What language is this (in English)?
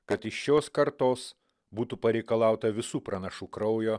Lithuanian